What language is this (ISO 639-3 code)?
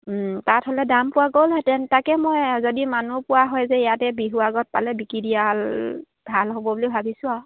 asm